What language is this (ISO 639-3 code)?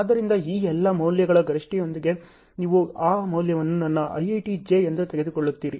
kan